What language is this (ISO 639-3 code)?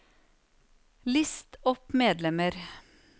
nor